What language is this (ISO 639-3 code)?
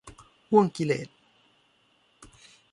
tha